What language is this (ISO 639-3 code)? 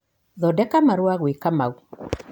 kik